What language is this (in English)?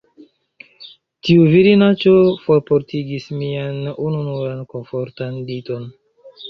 Esperanto